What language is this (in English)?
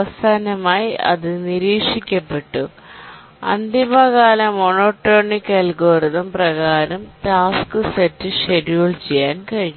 Malayalam